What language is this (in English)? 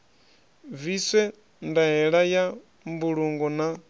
Venda